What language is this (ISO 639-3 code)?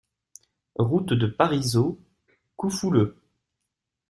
fra